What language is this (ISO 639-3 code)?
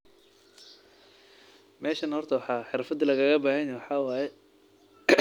som